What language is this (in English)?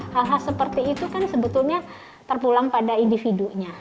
Indonesian